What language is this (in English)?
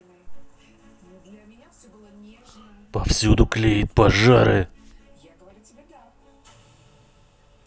Russian